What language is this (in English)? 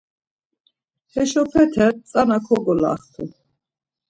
Laz